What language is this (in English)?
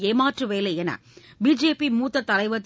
Tamil